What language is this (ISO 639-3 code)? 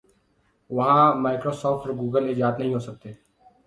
urd